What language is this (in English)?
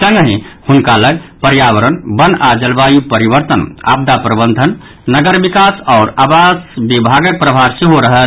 Maithili